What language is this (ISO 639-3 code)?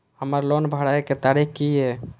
mai